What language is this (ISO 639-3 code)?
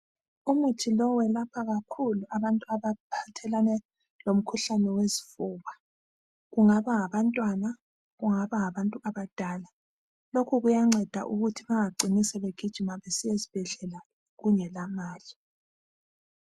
nde